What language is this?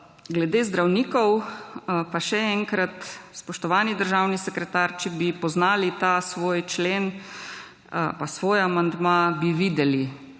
Slovenian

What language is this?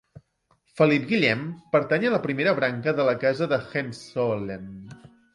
Catalan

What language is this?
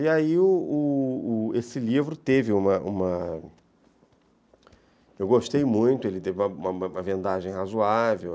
Portuguese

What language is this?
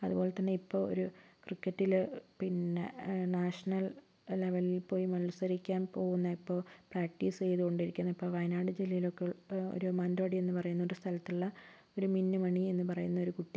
Malayalam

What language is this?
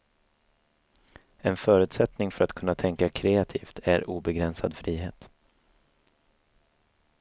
Swedish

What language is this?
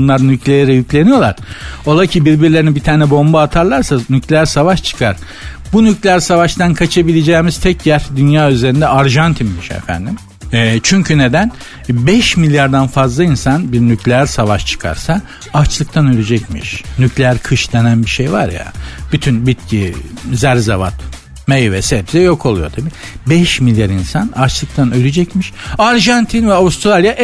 Turkish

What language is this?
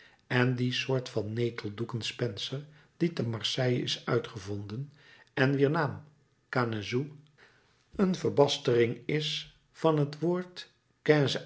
Dutch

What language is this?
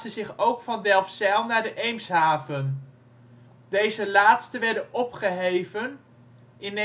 Dutch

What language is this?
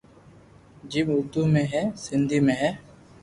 Loarki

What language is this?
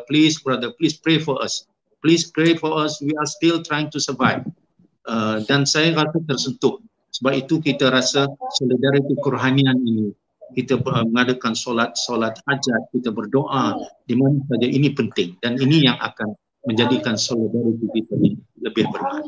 Malay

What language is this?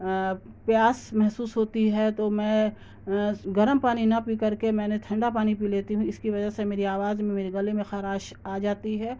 Urdu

